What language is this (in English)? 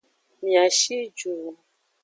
Aja (Benin)